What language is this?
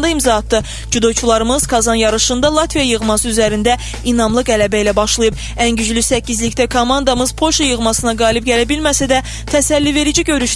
Turkish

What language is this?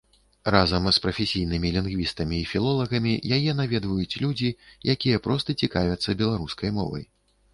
Belarusian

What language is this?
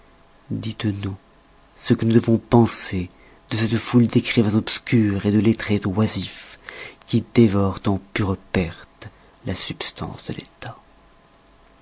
French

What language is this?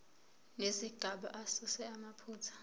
Zulu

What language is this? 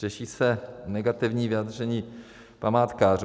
Czech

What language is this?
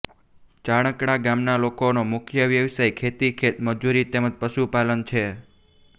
Gujarati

